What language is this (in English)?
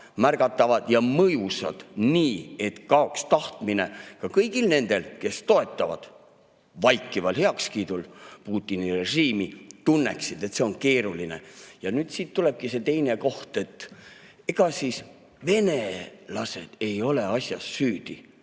Estonian